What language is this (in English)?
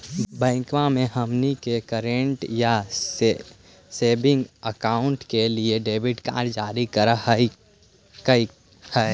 Magahi